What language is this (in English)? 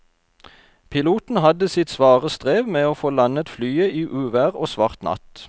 Norwegian